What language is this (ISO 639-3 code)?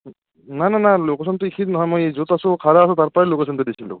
asm